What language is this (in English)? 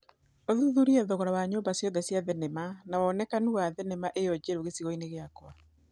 Kikuyu